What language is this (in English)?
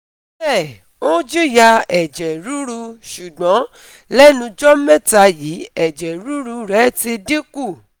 Yoruba